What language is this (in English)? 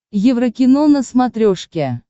Russian